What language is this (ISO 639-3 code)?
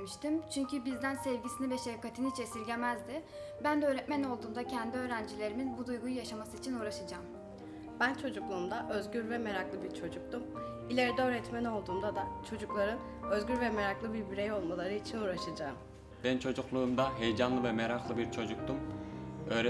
tur